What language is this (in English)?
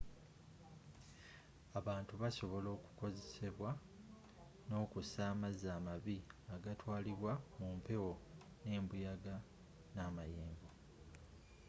Ganda